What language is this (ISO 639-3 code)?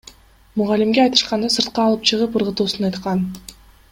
kir